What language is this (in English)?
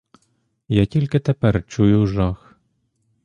Ukrainian